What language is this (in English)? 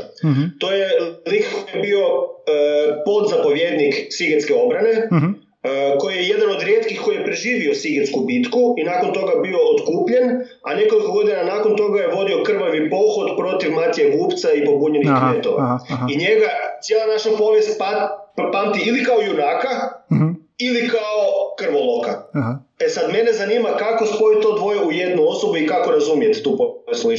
Croatian